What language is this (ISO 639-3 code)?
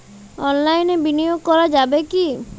ben